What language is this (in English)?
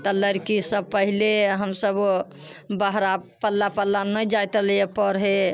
Maithili